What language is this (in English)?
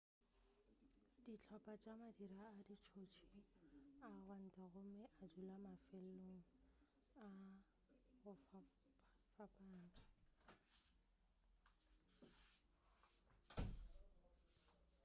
Northern Sotho